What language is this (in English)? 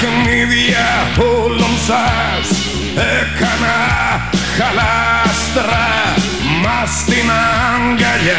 Greek